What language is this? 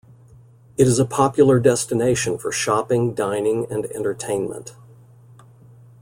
English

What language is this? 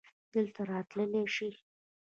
Pashto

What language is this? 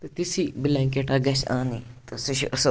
Kashmiri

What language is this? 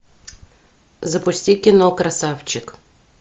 Russian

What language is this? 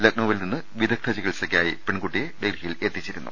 Malayalam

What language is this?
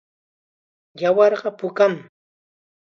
Chiquián Ancash Quechua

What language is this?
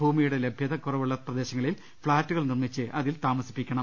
Malayalam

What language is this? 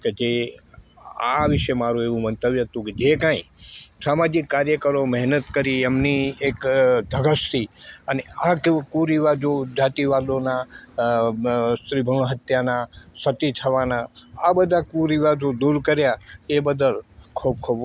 Gujarati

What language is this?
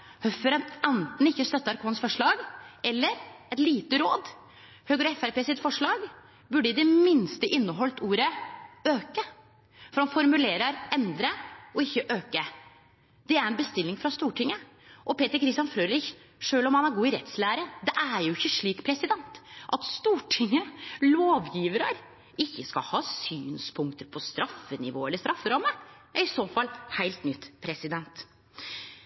Norwegian Nynorsk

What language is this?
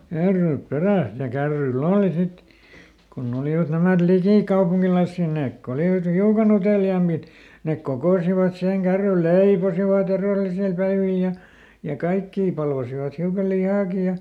Finnish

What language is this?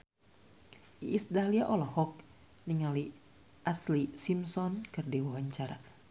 Sundanese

